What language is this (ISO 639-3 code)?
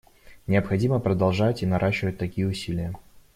rus